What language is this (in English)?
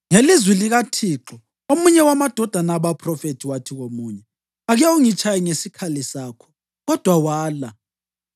North Ndebele